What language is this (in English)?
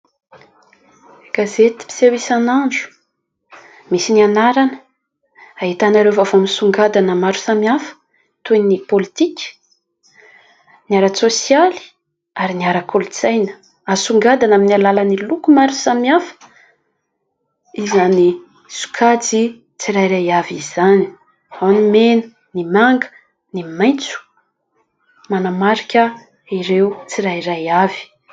Malagasy